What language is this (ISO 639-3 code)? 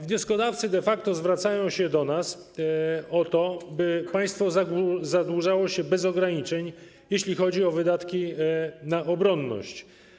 pol